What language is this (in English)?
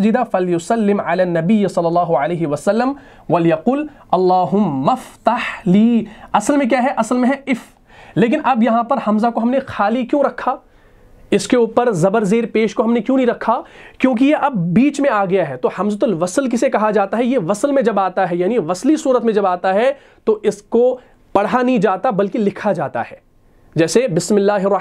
Hindi